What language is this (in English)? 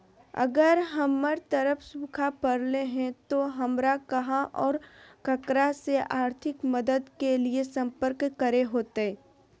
Magahi